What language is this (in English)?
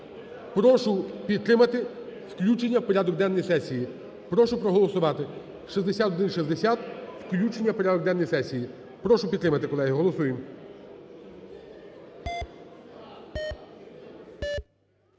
Ukrainian